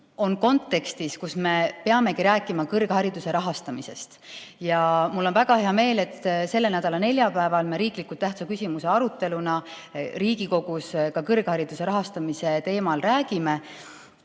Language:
Estonian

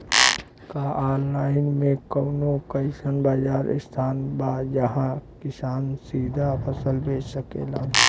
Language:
Bhojpuri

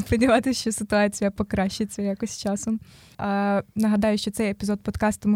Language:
Ukrainian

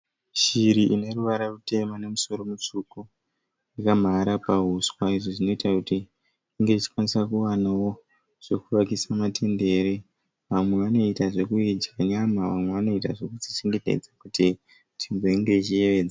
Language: Shona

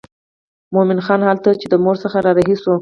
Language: Pashto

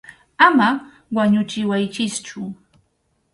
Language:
Arequipa-La Unión Quechua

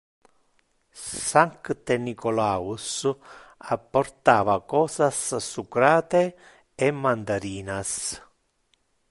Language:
Interlingua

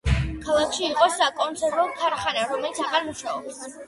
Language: Georgian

